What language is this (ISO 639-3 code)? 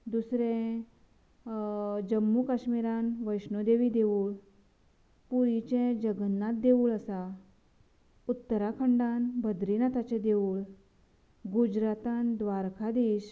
kok